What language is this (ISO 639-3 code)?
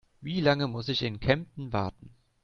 deu